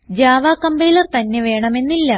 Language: Malayalam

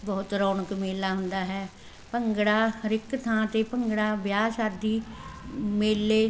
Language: Punjabi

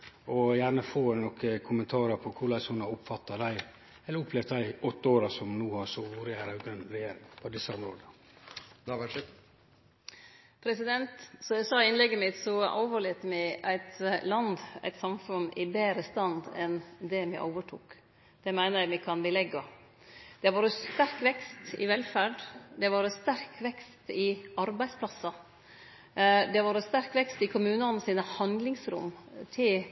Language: Norwegian Nynorsk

